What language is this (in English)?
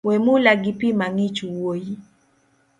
Luo (Kenya and Tanzania)